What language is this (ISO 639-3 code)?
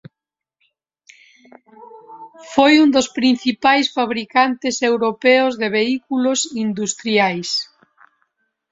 glg